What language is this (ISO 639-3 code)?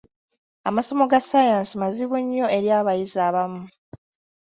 lug